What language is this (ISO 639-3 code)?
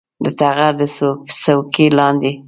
pus